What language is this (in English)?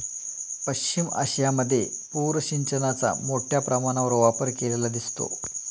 Marathi